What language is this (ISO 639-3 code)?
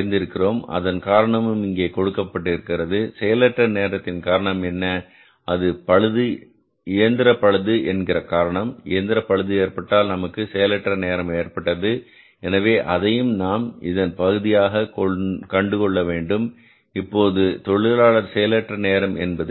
tam